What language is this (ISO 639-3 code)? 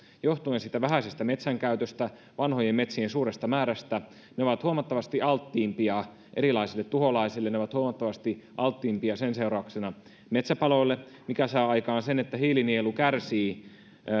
fin